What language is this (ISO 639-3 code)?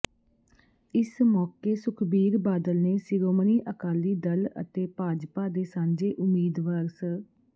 pan